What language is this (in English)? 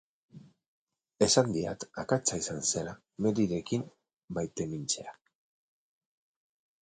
Basque